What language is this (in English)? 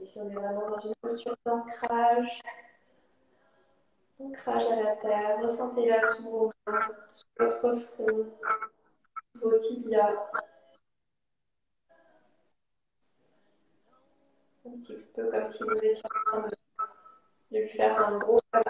French